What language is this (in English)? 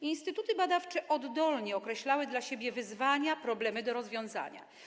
Polish